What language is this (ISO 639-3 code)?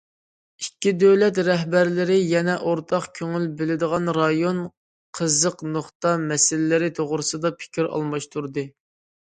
uig